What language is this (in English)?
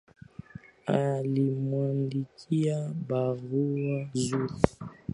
Swahili